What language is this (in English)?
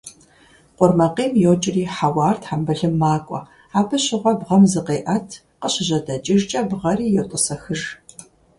Kabardian